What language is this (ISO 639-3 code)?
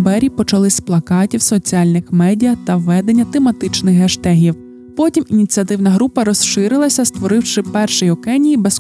ukr